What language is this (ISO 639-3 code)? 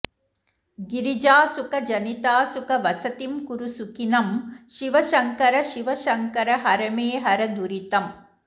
san